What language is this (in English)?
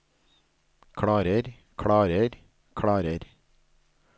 Norwegian